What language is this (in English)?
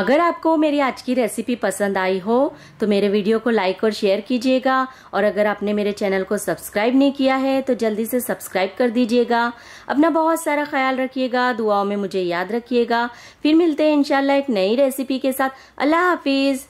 Hindi